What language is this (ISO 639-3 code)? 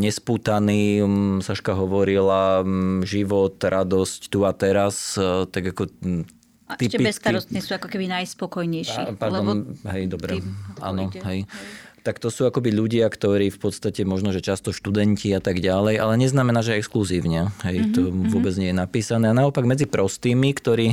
slk